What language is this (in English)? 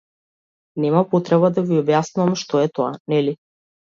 Macedonian